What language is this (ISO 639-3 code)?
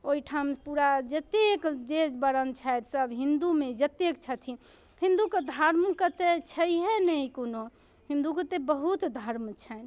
mai